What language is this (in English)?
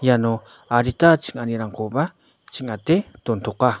Garo